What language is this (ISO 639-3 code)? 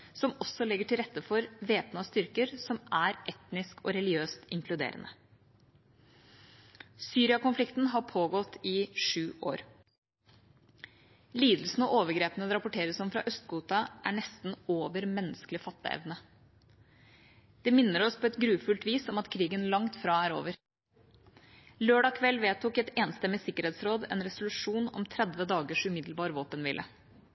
nob